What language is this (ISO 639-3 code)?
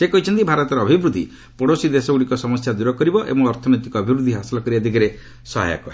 ori